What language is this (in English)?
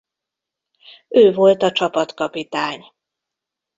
Hungarian